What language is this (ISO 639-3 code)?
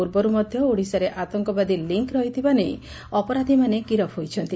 ori